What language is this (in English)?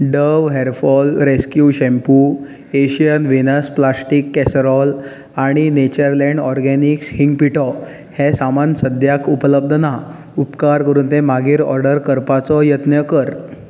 Konkani